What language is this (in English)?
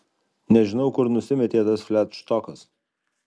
Lithuanian